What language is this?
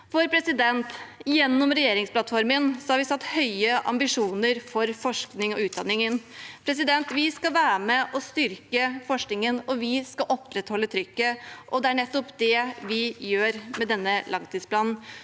Norwegian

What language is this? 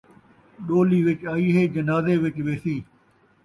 Saraiki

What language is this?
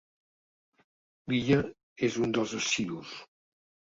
Catalan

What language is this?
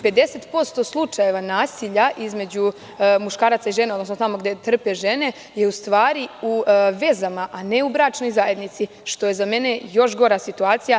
Serbian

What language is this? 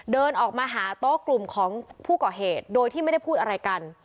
Thai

